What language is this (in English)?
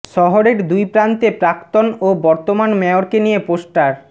Bangla